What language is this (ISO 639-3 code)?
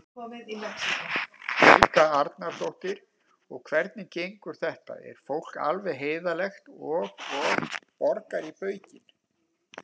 isl